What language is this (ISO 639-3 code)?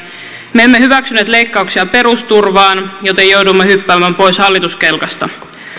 fin